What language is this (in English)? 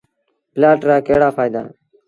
Sindhi Bhil